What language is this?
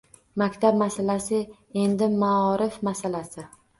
Uzbek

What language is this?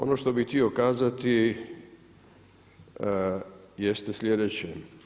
Croatian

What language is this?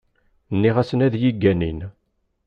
Kabyle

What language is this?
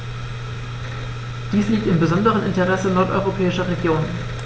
German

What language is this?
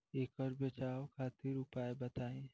Bhojpuri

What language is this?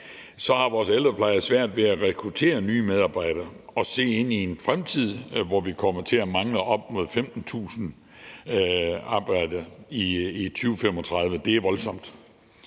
Danish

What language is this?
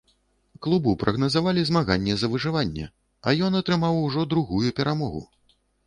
Belarusian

